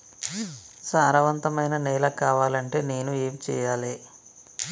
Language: Telugu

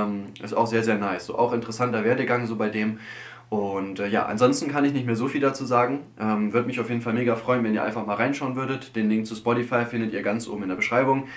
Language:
German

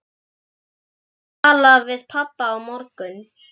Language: Icelandic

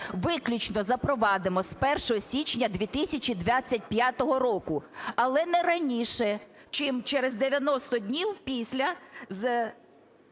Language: Ukrainian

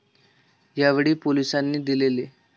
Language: Marathi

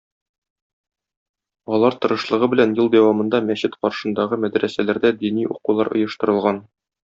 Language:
Tatar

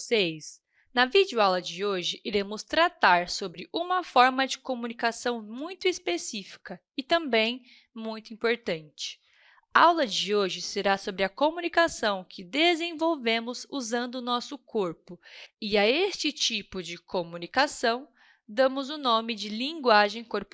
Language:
Portuguese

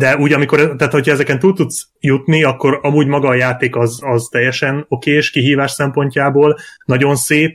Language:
Hungarian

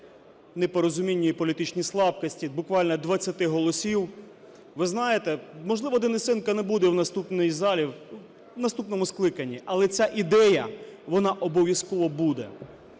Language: Ukrainian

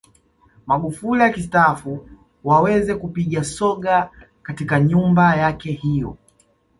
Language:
Swahili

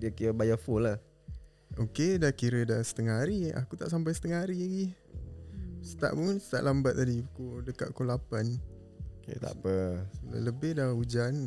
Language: Malay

